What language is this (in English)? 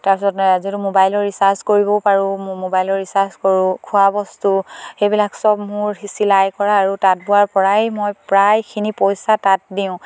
Assamese